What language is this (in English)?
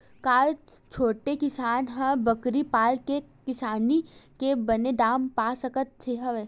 Chhattisgarhi